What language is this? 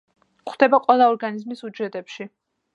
Georgian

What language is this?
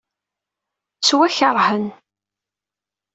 Kabyle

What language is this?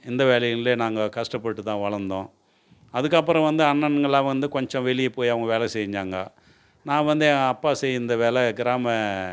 Tamil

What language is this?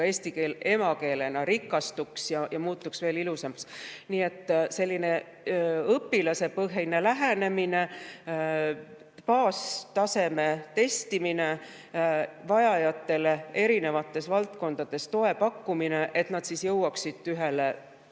Estonian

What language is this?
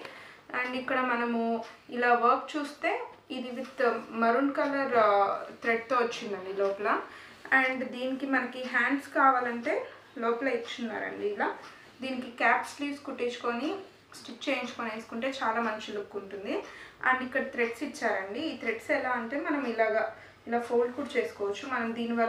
Hindi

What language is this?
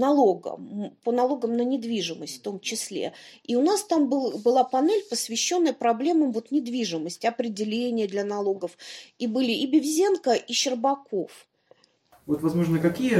Russian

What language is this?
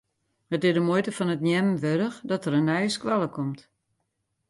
Western Frisian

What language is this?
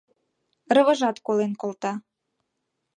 Mari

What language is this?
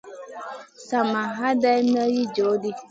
Masana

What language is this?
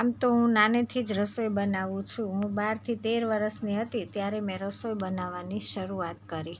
Gujarati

